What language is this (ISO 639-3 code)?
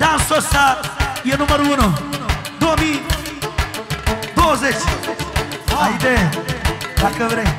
ron